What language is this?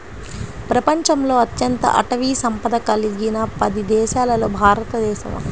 Telugu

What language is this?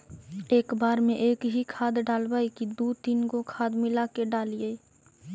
Magahi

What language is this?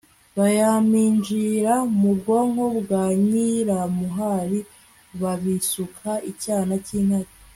Kinyarwanda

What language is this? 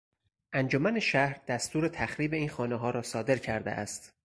Persian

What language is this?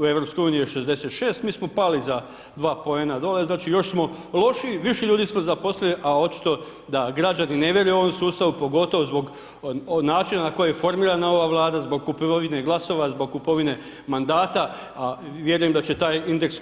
Croatian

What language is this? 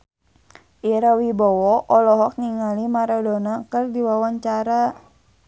Sundanese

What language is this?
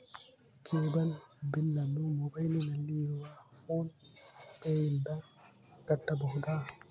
Kannada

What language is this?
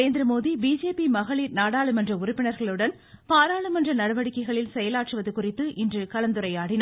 Tamil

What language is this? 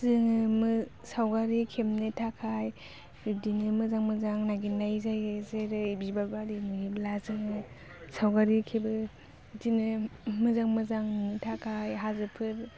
Bodo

